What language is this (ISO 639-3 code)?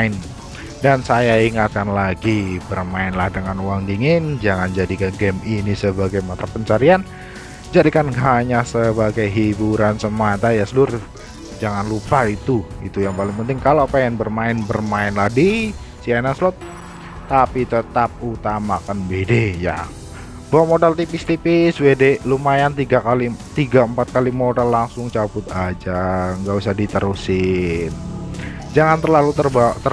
ind